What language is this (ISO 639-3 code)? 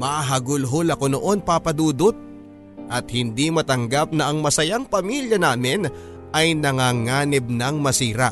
fil